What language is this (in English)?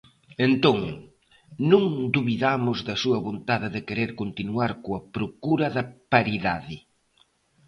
Galician